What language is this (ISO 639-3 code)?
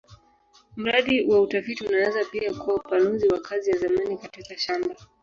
swa